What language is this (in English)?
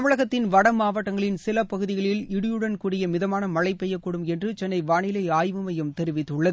Tamil